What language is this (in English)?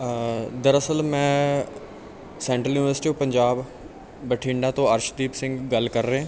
Punjabi